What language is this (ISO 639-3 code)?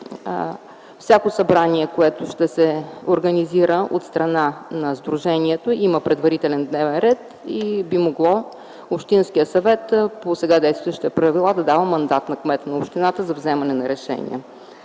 bul